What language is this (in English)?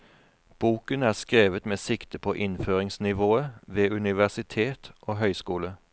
Norwegian